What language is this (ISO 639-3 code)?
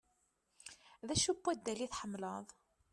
kab